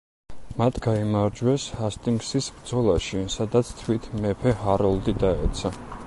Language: Georgian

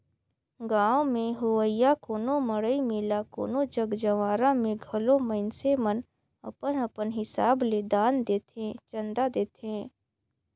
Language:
Chhattisgarhi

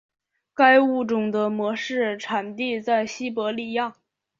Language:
Chinese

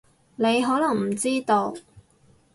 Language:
Cantonese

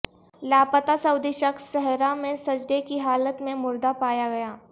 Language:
Urdu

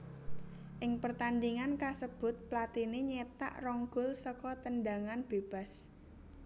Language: Javanese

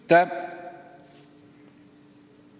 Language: Estonian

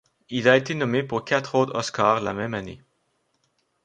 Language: French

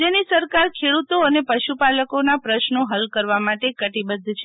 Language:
Gujarati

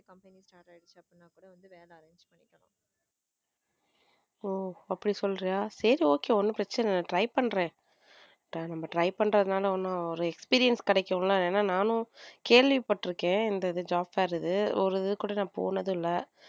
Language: Tamil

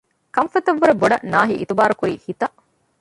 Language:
Divehi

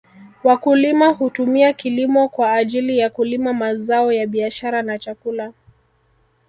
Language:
Swahili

